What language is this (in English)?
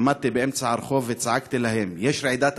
Hebrew